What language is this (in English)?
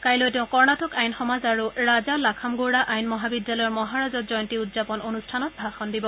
Assamese